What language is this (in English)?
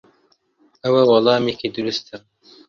Central Kurdish